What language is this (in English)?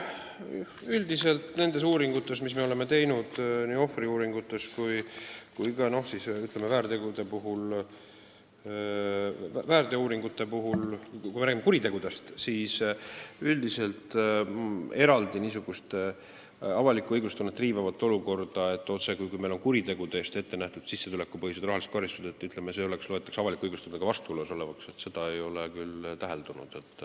Estonian